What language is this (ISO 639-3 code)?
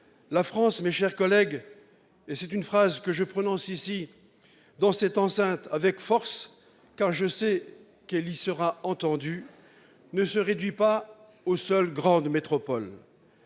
fra